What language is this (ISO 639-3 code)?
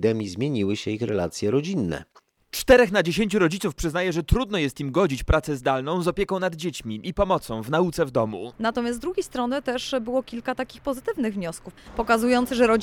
pol